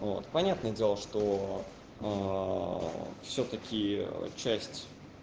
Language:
Russian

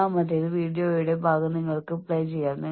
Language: Malayalam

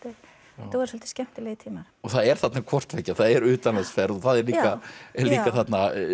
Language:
Icelandic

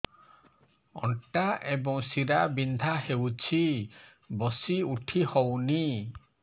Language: Odia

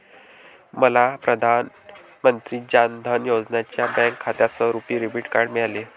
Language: Marathi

